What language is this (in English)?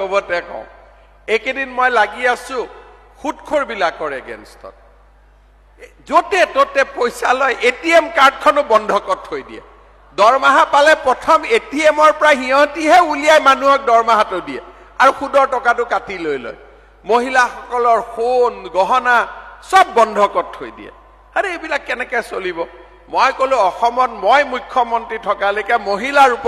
Bangla